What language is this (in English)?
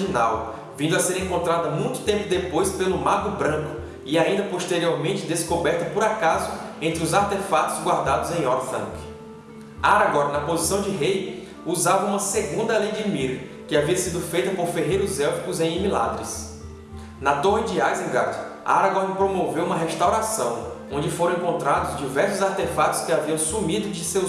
Portuguese